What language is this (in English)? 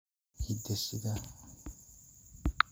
Somali